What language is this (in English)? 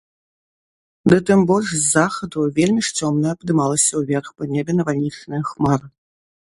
Belarusian